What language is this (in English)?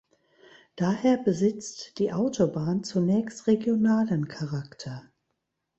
German